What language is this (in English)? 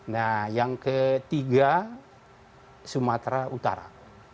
Indonesian